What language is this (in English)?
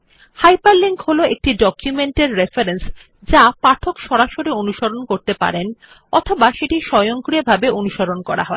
Bangla